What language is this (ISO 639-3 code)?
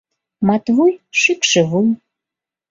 chm